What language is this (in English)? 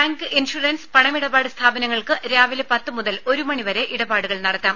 Malayalam